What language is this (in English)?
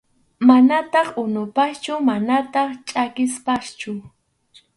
Arequipa-La Unión Quechua